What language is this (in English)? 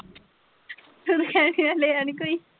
Punjabi